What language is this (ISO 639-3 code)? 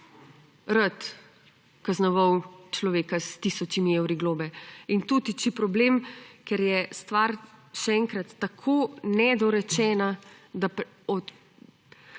slv